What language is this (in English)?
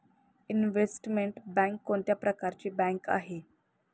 Marathi